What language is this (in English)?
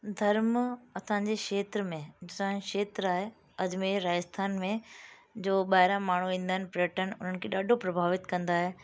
Sindhi